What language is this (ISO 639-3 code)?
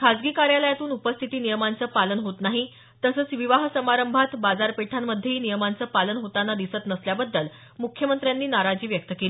mar